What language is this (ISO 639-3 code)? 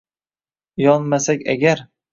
uzb